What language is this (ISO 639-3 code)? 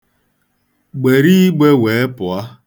ibo